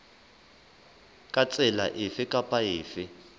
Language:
Southern Sotho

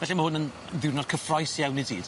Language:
Welsh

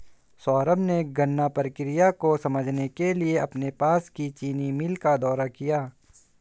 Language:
Hindi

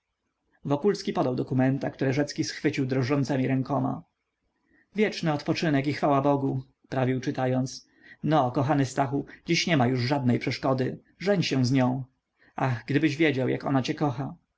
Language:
Polish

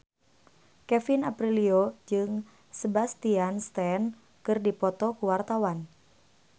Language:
Sundanese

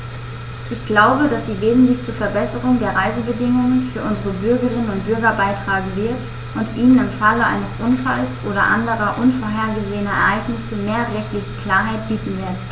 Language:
German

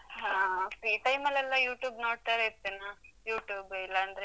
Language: Kannada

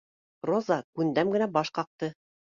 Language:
Bashkir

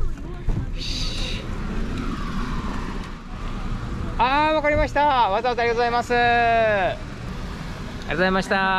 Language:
Japanese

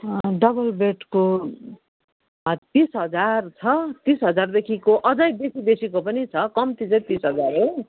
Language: Nepali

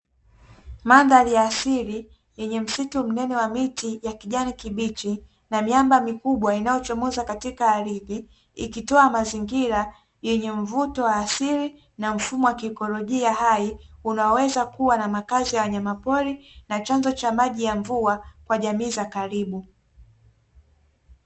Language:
Swahili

